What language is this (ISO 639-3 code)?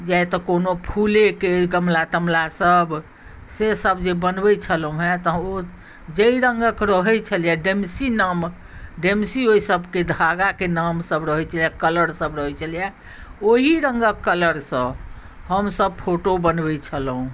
mai